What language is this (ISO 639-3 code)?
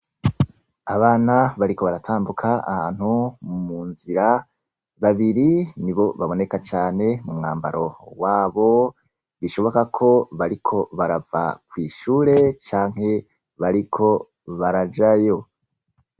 run